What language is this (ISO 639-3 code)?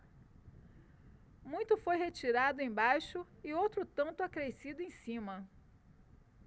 por